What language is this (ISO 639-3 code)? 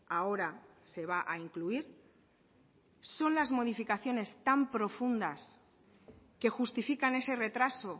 spa